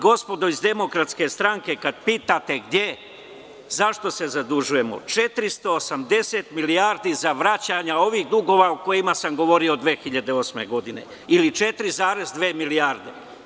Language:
Serbian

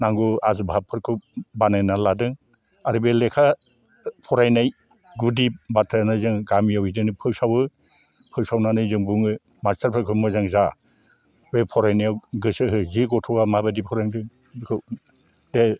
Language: Bodo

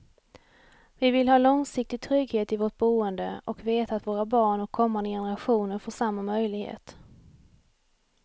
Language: Swedish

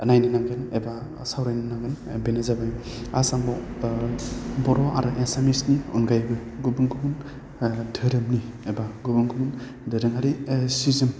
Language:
Bodo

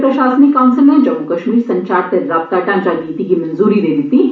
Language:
Dogri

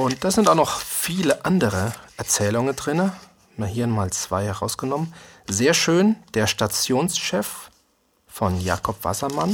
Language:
German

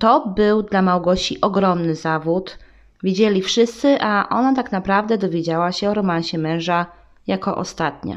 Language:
Polish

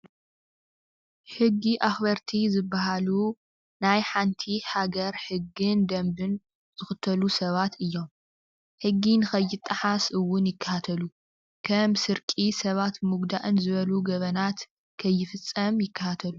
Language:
Tigrinya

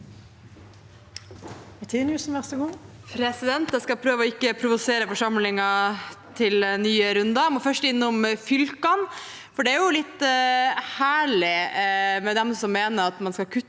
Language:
Norwegian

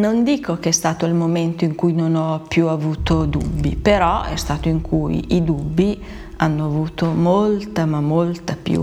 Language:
Italian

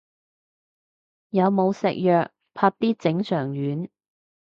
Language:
Cantonese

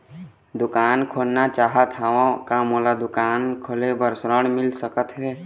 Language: Chhattisgarhi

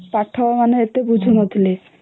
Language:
Odia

